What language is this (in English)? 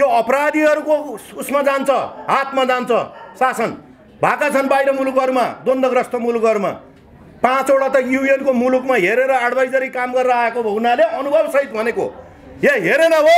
Hindi